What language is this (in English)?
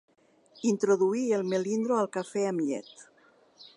Catalan